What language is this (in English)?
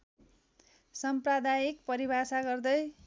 Nepali